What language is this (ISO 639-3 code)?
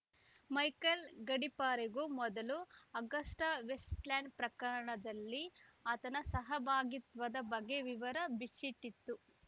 kan